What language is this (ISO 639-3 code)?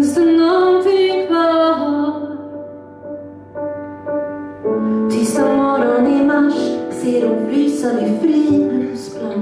nor